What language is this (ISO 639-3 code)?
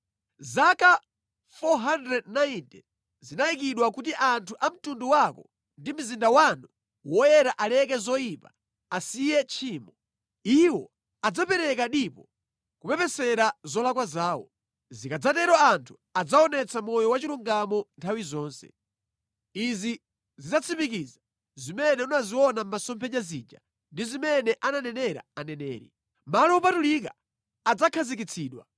nya